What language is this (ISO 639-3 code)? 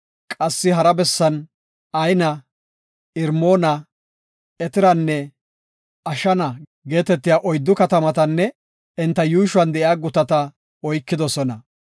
gof